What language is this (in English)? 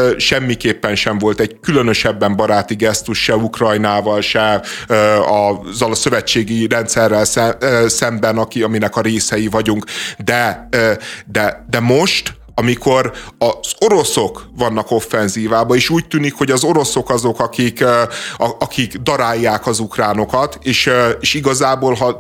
Hungarian